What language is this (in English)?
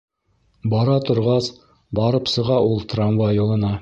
Bashkir